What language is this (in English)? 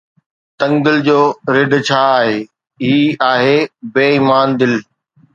Sindhi